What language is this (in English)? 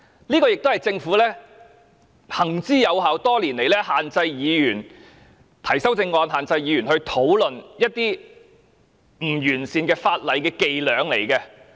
Cantonese